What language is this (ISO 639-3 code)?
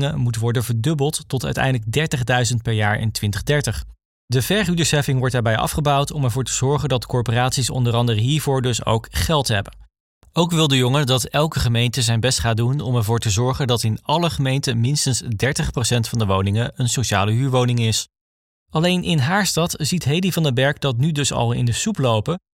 nld